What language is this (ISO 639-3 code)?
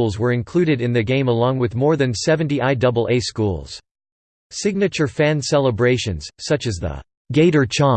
eng